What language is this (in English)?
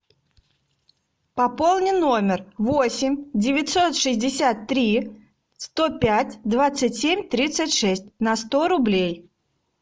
Russian